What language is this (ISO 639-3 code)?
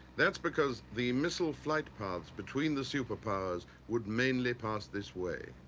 eng